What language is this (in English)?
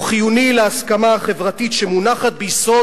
Hebrew